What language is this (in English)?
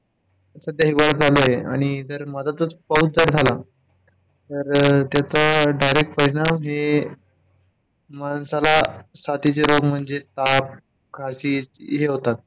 Marathi